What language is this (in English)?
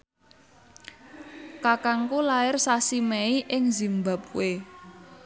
Javanese